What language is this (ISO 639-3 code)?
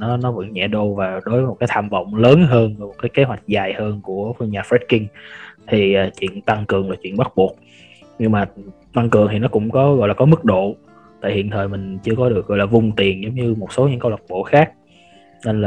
vie